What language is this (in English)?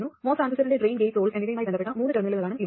Malayalam